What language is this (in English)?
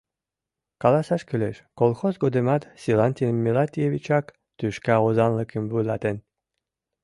Mari